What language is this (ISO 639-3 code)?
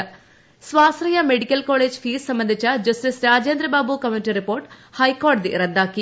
mal